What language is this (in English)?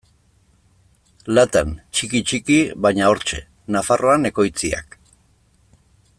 Basque